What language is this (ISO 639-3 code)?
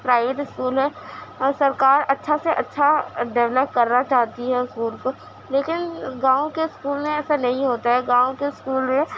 urd